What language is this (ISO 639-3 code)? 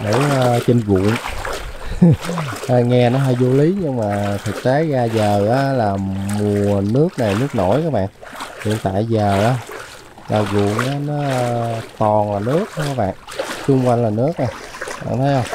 vie